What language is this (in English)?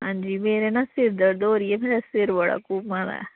Dogri